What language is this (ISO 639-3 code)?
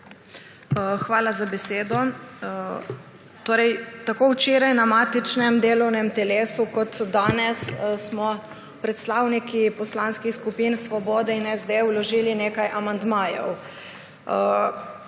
slv